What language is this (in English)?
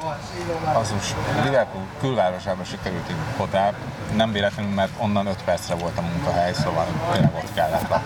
Hungarian